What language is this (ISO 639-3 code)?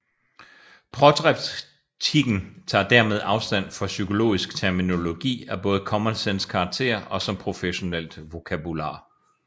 dan